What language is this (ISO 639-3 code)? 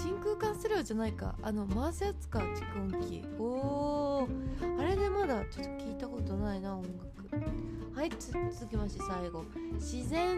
jpn